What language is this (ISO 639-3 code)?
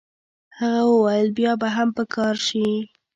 pus